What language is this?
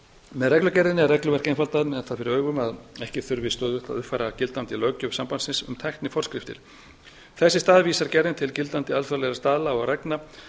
Icelandic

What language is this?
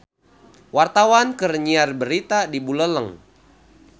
Sundanese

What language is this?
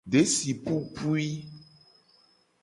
Gen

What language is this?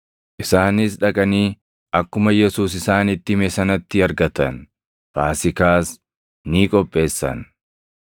Oromo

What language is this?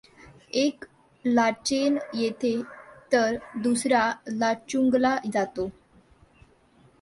Marathi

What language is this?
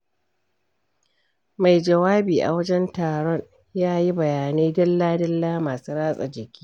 Hausa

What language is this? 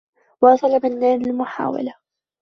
Arabic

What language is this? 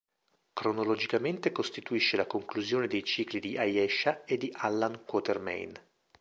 Italian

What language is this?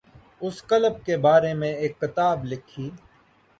Urdu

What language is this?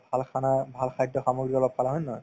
Assamese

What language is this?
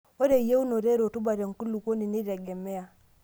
Masai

